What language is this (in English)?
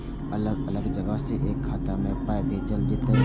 Maithili